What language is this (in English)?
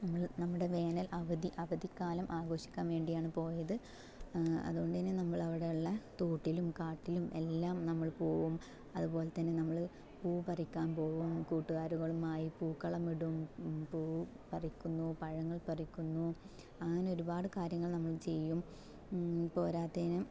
Malayalam